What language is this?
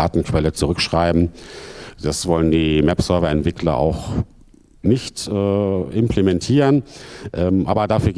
German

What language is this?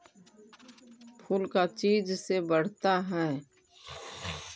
Magahi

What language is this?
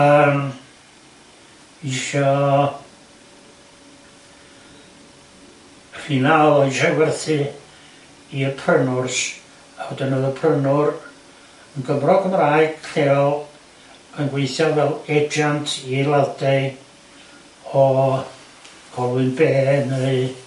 Welsh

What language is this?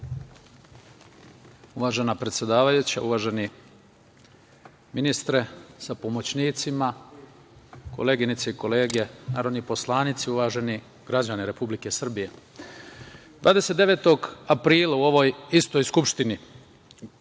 Serbian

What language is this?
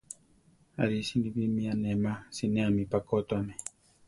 Central Tarahumara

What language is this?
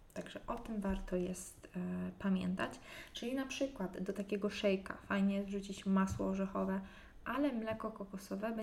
Polish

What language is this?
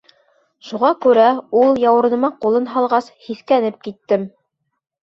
Bashkir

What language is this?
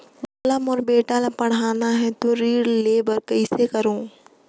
Chhattisgarhi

